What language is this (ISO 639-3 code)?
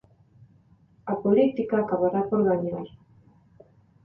glg